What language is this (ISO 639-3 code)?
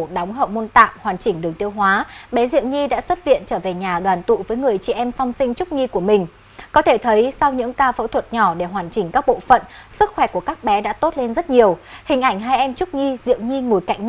vie